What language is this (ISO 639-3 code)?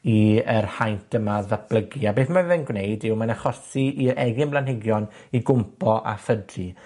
cym